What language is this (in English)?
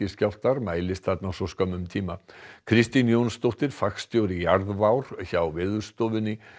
Icelandic